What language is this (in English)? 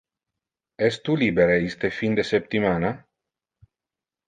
Interlingua